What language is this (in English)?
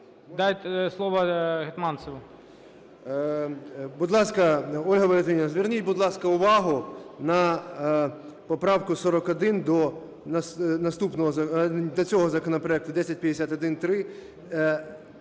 Ukrainian